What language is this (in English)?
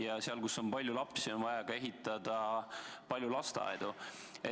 Estonian